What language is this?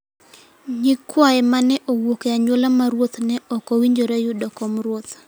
Luo (Kenya and Tanzania)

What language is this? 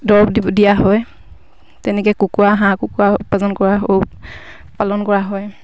Assamese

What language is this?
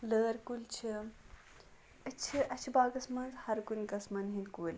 Kashmiri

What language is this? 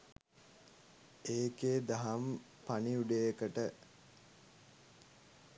Sinhala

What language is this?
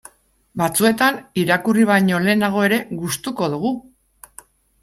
Basque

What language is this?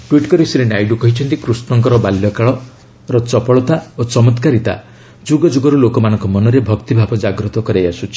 Odia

